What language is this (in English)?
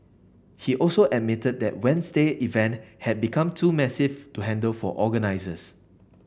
English